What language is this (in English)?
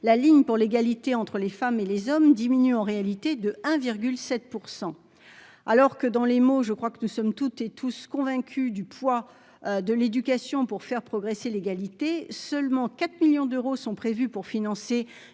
French